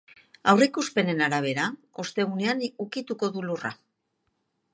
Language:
Basque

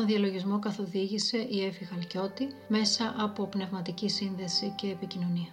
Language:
Greek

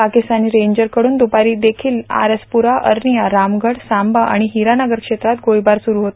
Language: Marathi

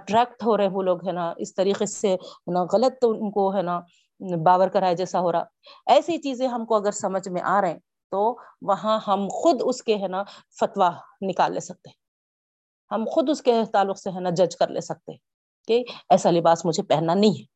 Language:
Urdu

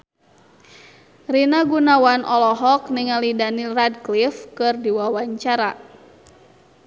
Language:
Sundanese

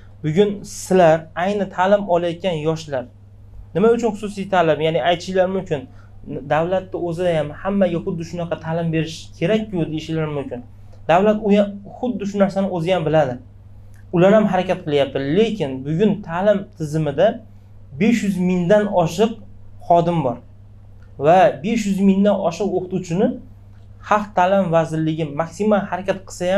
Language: Turkish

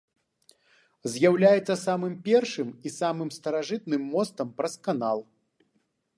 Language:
Belarusian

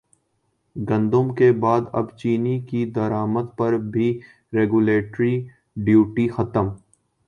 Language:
Urdu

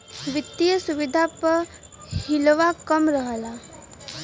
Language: Bhojpuri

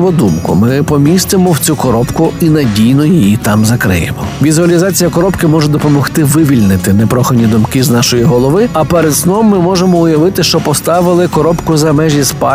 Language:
Ukrainian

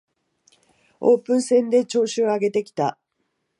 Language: Japanese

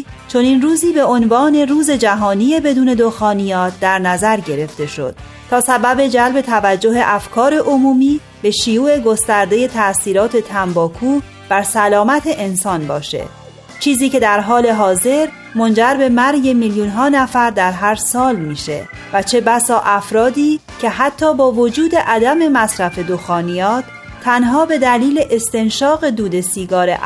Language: Persian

